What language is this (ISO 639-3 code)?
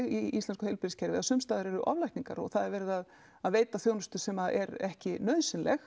isl